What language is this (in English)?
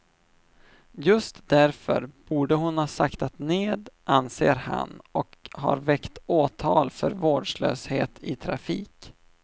Swedish